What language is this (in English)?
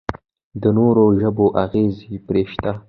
Pashto